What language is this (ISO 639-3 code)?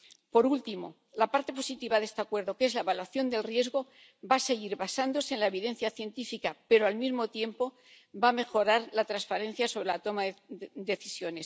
spa